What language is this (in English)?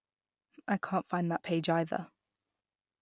English